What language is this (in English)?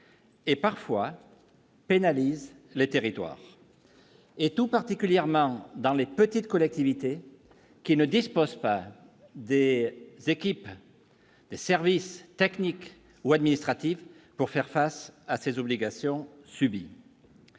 French